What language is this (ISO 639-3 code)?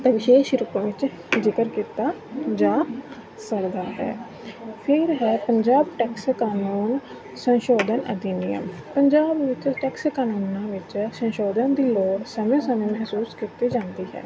pan